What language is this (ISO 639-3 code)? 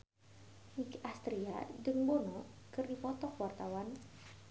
sun